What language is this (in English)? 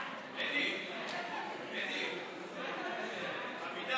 Hebrew